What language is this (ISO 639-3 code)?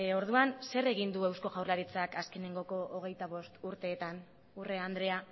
eus